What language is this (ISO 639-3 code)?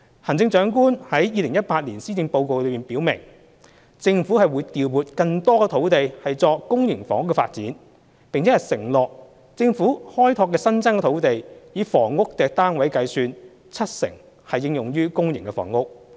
yue